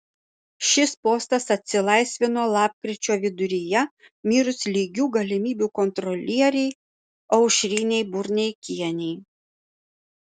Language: Lithuanian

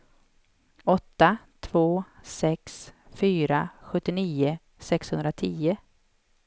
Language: Swedish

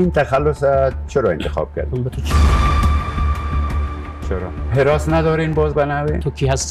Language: Persian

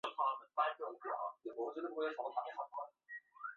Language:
Chinese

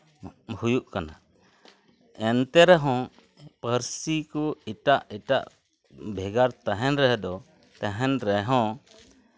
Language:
Santali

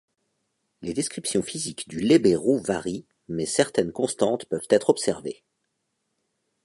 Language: French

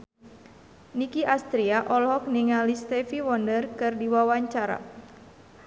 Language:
Sundanese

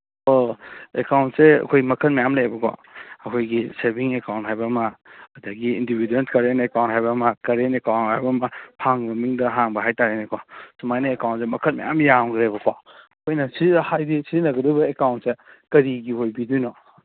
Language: Manipuri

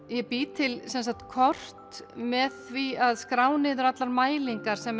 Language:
Icelandic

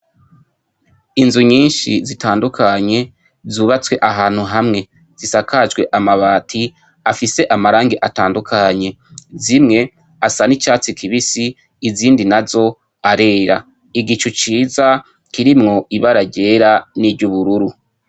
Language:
Rundi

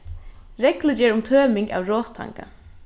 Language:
Faroese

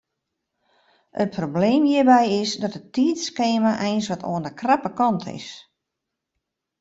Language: Western Frisian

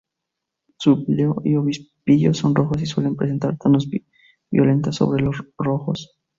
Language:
Spanish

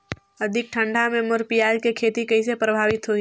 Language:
Chhattisgarhi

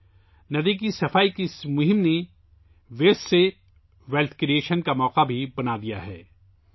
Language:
Urdu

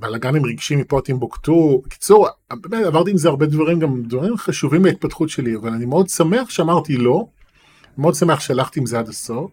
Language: Hebrew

